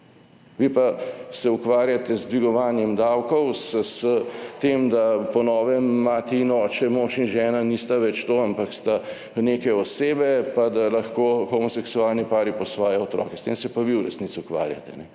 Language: Slovenian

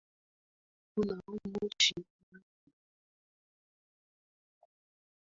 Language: Swahili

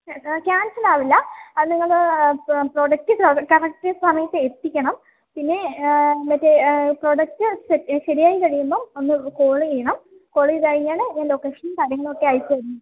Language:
Malayalam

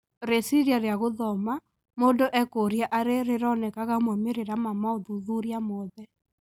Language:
Kikuyu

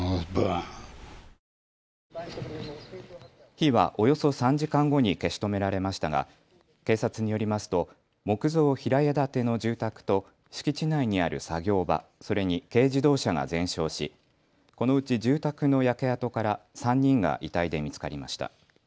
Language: Japanese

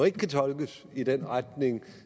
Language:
Danish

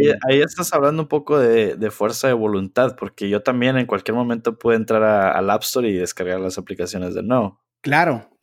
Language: Spanish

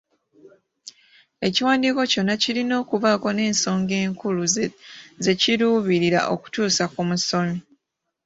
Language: Ganda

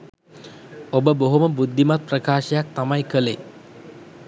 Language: Sinhala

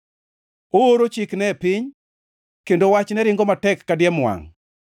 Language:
Luo (Kenya and Tanzania)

